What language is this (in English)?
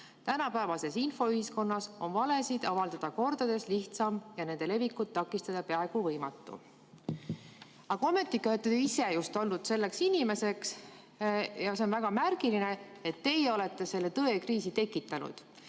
Estonian